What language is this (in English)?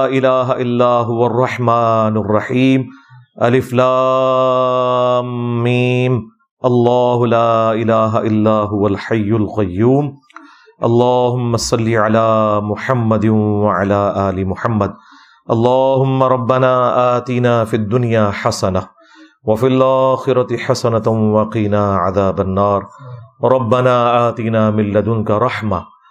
Urdu